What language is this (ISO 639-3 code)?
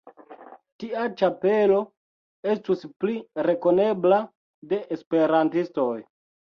epo